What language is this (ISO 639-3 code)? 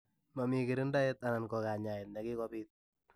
kln